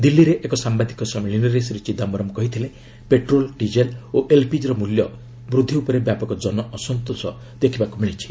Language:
Odia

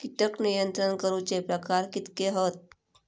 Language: Marathi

